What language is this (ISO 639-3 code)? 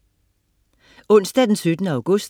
dan